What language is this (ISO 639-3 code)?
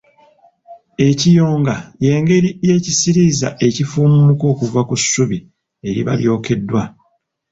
lug